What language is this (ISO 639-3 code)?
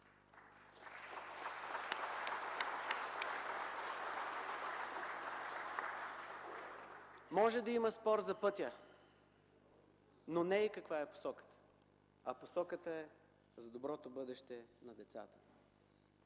bul